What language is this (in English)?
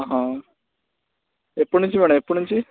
Telugu